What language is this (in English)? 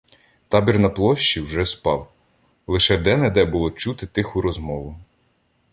Ukrainian